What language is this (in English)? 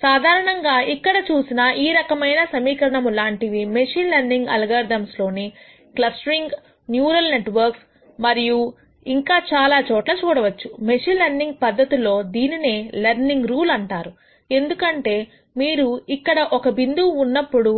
Telugu